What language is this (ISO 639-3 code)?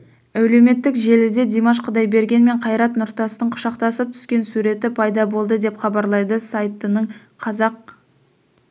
kaz